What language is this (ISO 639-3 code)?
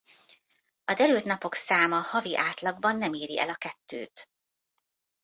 hun